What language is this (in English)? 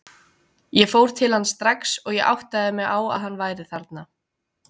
Icelandic